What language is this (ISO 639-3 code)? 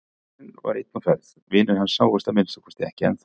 isl